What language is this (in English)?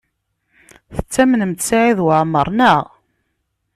Kabyle